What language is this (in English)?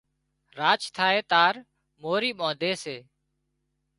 Wadiyara Koli